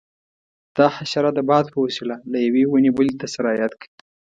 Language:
Pashto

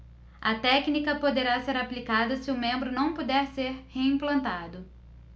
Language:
Portuguese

